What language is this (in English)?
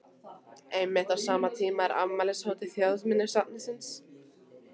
Icelandic